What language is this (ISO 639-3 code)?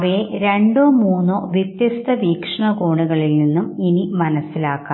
mal